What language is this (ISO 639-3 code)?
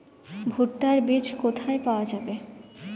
ben